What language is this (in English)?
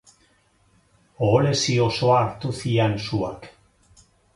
Basque